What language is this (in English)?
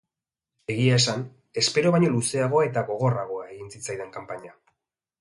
Basque